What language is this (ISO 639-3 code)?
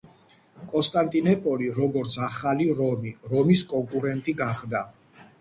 kat